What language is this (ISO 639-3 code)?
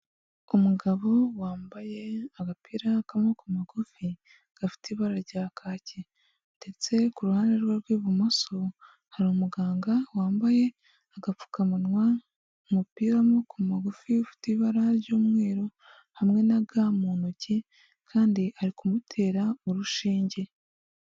kin